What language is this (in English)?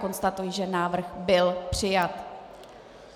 Czech